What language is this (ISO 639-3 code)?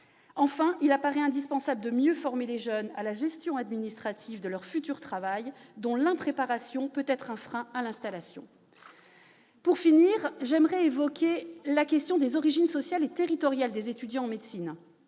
fra